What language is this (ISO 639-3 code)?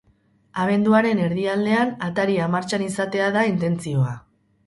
eus